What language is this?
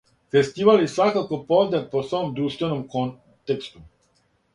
Serbian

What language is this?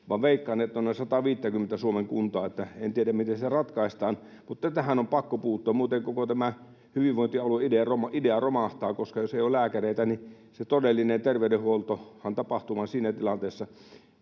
Finnish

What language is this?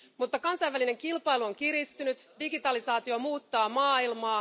Finnish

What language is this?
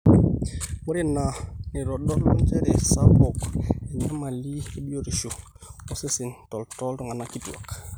Masai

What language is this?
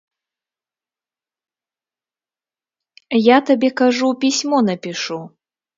Belarusian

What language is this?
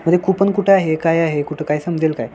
Marathi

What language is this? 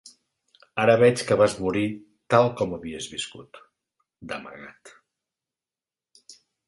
Catalan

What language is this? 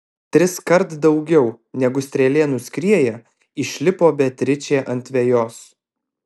Lithuanian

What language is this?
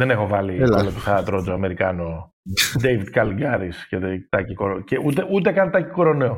Greek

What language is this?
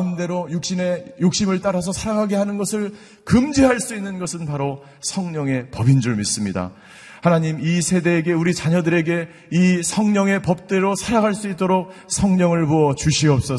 Korean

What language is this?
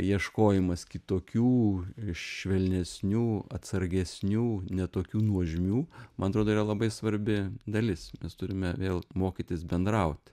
Lithuanian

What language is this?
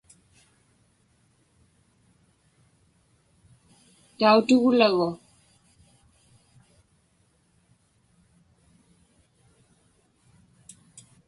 Inupiaq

